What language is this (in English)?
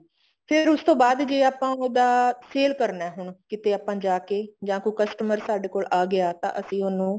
Punjabi